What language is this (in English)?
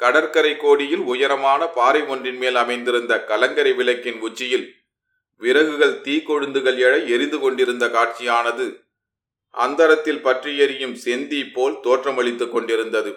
Tamil